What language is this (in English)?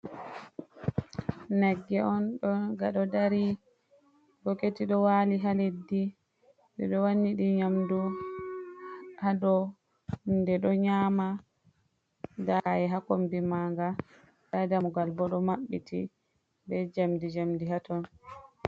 Fula